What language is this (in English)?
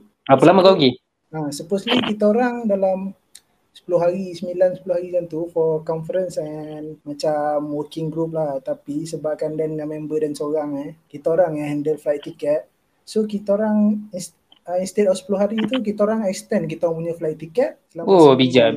Malay